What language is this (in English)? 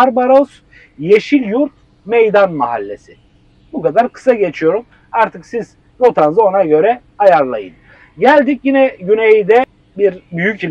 Turkish